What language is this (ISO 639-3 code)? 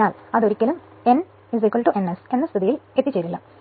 mal